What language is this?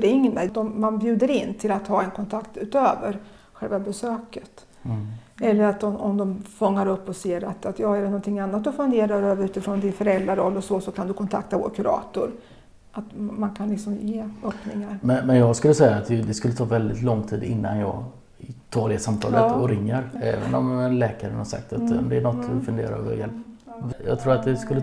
Swedish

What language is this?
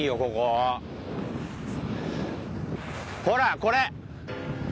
Japanese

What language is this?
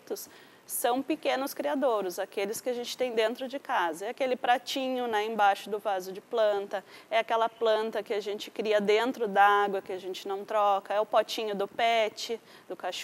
Portuguese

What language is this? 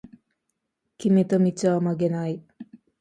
Japanese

